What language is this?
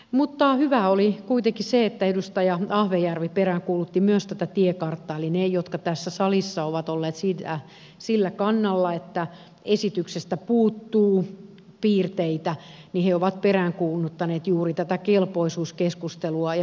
Finnish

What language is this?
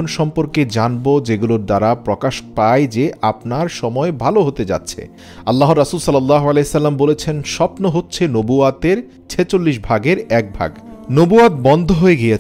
Arabic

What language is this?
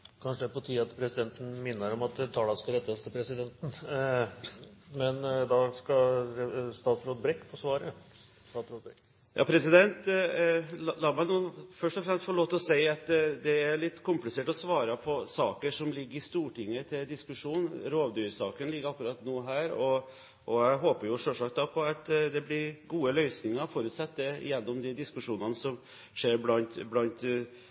Norwegian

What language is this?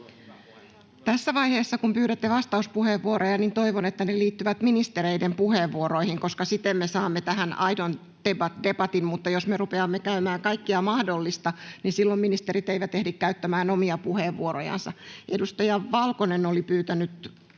Finnish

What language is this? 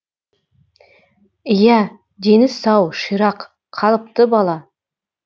Kazakh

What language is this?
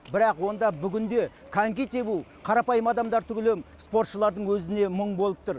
Kazakh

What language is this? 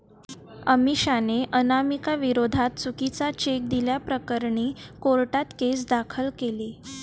Marathi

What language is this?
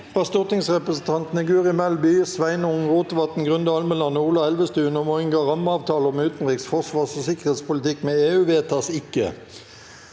Norwegian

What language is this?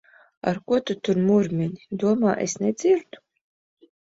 Latvian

